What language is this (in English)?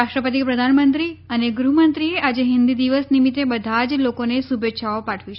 Gujarati